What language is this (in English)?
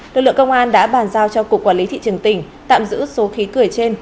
Vietnamese